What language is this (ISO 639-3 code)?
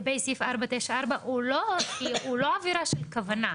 heb